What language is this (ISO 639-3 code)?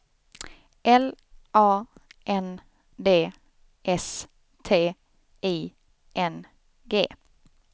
swe